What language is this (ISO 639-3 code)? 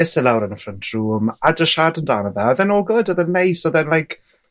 cym